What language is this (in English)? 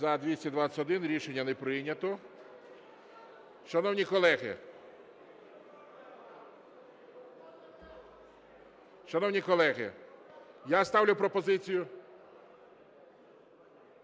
Ukrainian